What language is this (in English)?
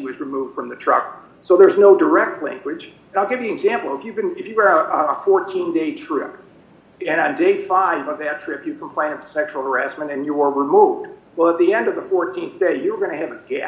English